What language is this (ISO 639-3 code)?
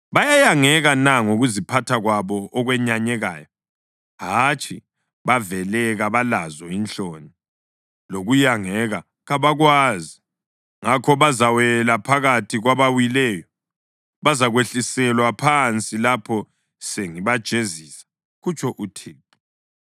nde